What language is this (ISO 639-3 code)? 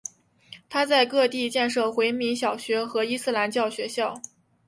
zho